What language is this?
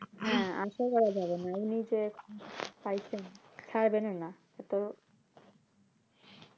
Bangla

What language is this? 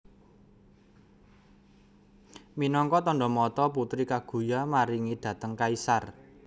Javanese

